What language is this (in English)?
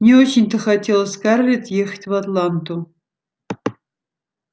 Russian